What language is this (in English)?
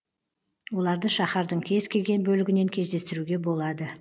Kazakh